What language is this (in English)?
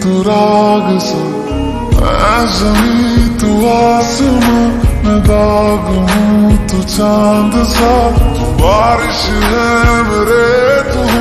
Romanian